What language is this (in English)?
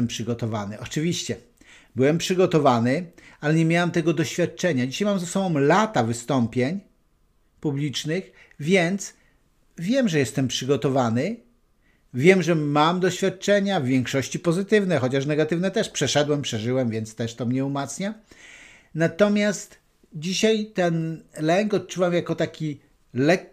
Polish